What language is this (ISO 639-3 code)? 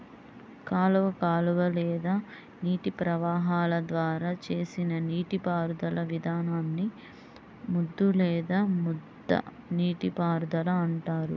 tel